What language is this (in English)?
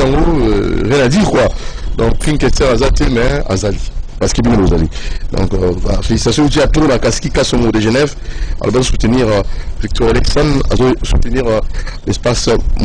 French